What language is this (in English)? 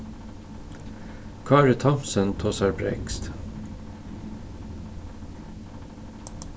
Faroese